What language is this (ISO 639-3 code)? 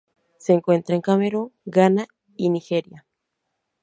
spa